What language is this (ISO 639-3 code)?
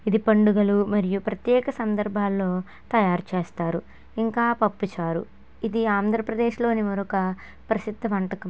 tel